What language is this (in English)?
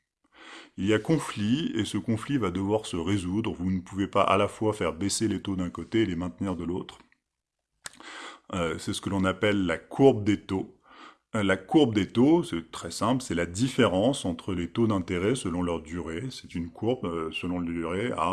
French